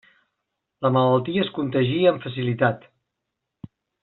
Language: Catalan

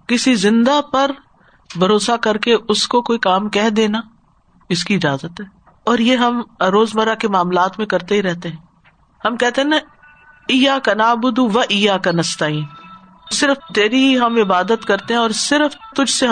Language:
Urdu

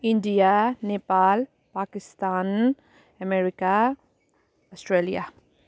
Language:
Nepali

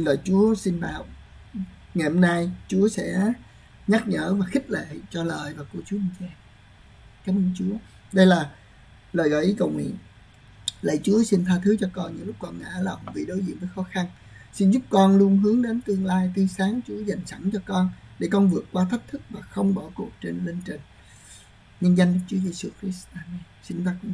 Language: Vietnamese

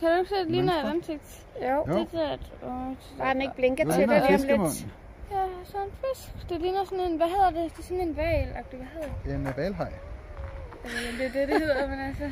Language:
Danish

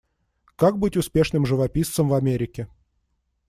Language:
Russian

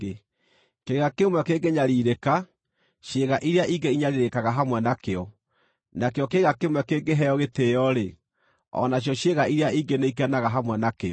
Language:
Kikuyu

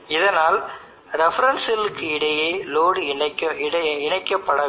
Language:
Tamil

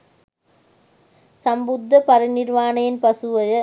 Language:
Sinhala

